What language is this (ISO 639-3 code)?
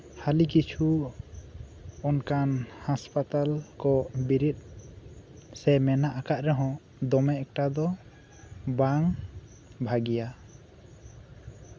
sat